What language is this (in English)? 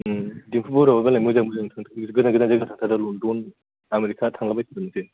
Bodo